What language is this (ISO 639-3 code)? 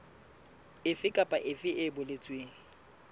sot